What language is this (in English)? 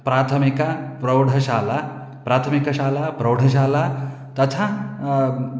Sanskrit